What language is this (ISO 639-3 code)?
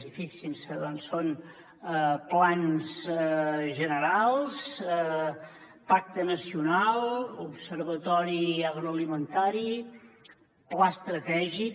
cat